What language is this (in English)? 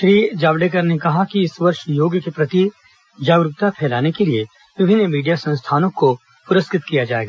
Hindi